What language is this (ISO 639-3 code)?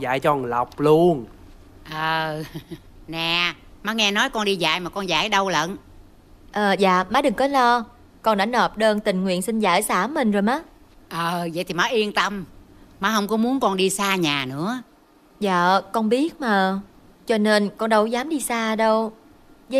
vie